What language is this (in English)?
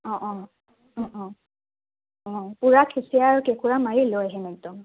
Assamese